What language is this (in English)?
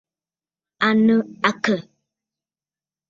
Bafut